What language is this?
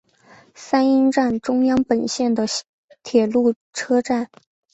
Chinese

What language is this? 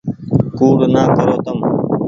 Goaria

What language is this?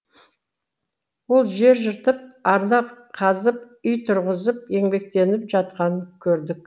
Kazakh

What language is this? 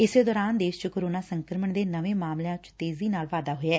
Punjabi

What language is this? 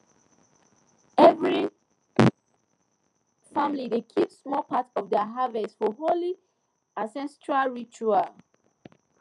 Nigerian Pidgin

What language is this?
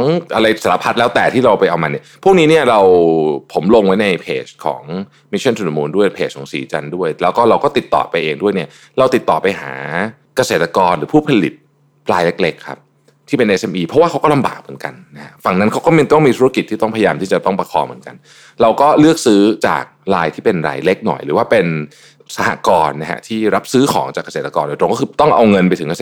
Thai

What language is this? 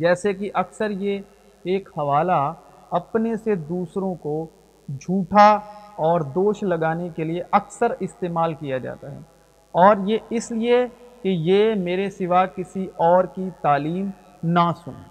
Urdu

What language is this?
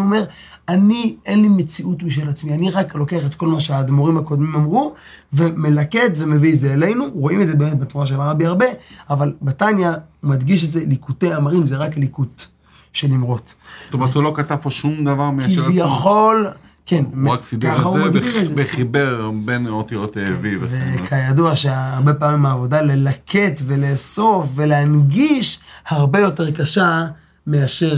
Hebrew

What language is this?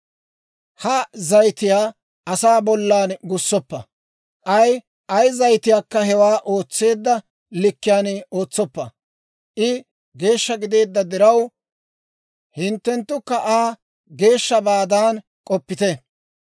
Dawro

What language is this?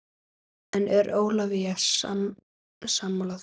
Icelandic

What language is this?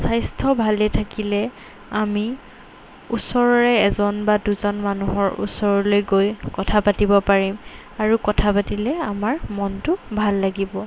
Assamese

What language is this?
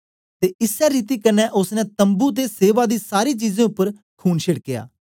Dogri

